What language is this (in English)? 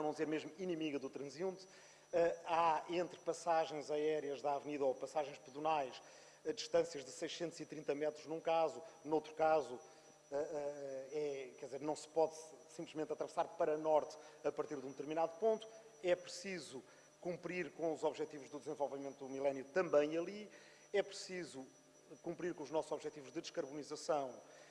Portuguese